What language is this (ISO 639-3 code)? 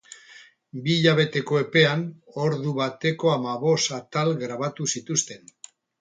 eus